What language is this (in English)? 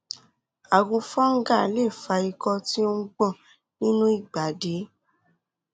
Yoruba